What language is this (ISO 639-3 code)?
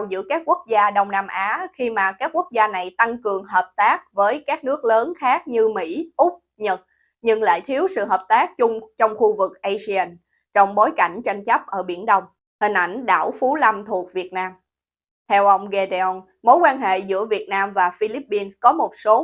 vie